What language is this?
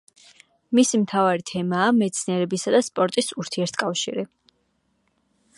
Georgian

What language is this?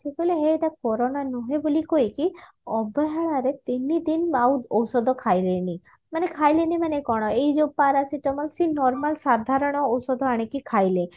Odia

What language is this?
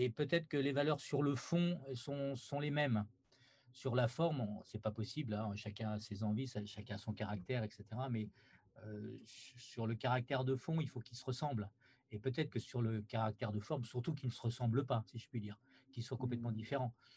French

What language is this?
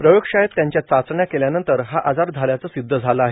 Marathi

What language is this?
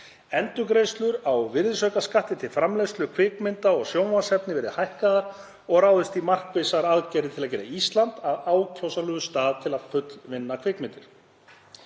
Icelandic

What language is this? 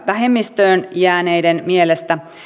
Finnish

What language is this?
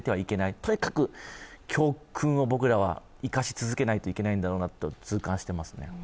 Japanese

